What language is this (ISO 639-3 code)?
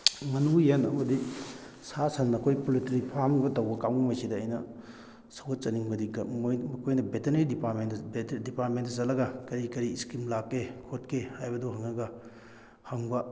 mni